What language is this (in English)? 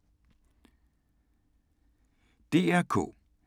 Danish